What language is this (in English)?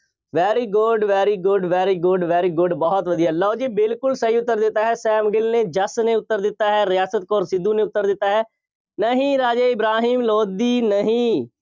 Punjabi